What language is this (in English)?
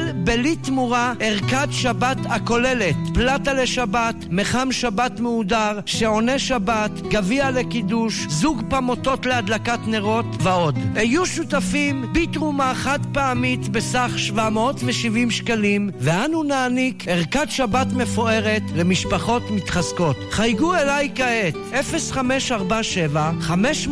Hebrew